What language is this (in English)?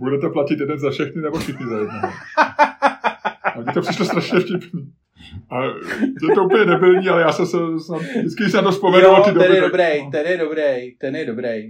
Czech